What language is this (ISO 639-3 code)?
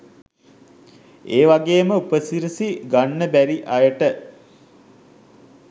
sin